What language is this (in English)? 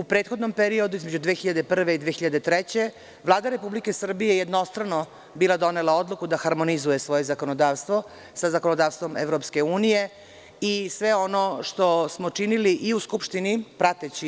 Serbian